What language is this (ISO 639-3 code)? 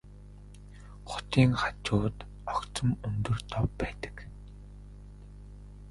mon